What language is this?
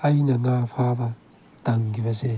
Manipuri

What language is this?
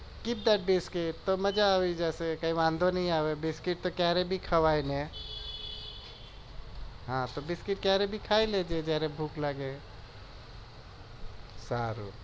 Gujarati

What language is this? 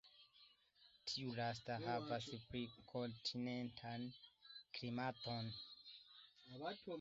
Esperanto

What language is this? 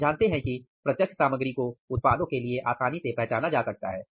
Hindi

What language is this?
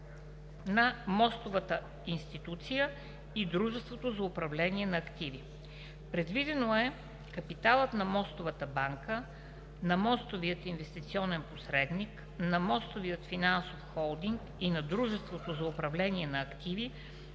Bulgarian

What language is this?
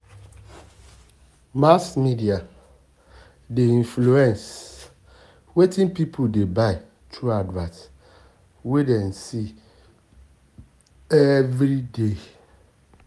Nigerian Pidgin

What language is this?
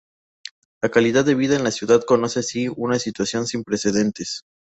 Spanish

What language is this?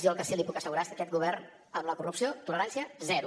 Catalan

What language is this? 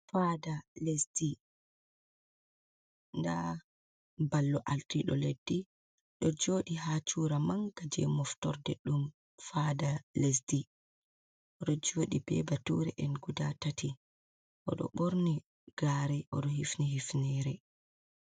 Fula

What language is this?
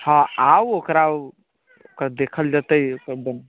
Maithili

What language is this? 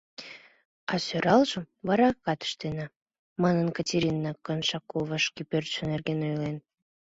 Mari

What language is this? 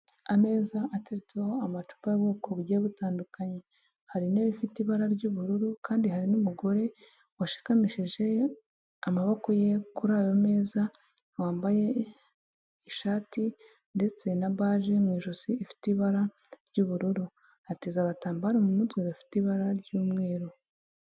Kinyarwanda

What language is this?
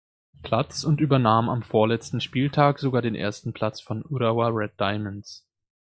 German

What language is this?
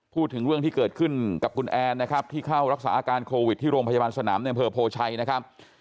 Thai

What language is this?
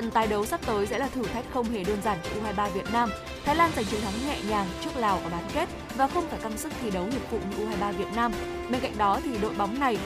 Vietnamese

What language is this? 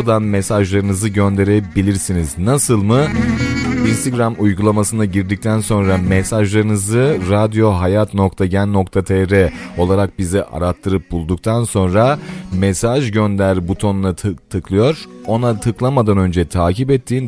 Turkish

